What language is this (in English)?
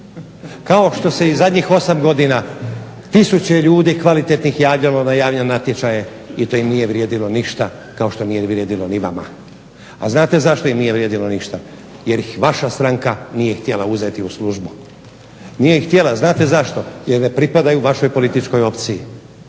Croatian